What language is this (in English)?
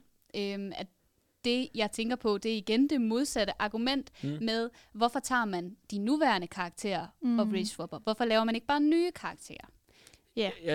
Danish